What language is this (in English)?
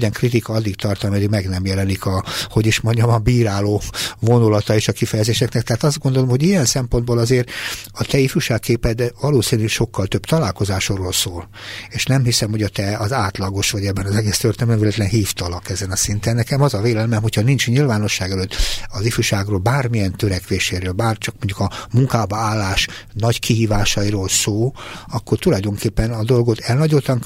Hungarian